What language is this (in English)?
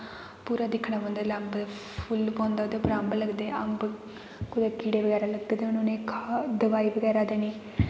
Dogri